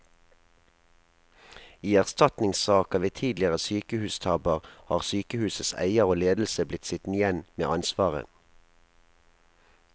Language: Norwegian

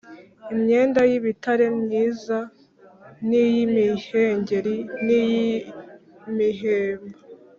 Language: Kinyarwanda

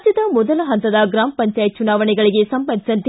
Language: Kannada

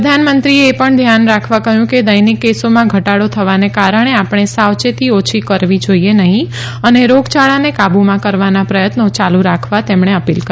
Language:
Gujarati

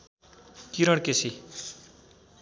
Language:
Nepali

